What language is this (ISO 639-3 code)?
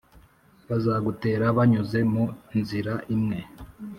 kin